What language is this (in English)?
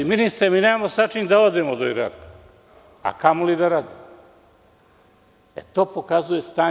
Serbian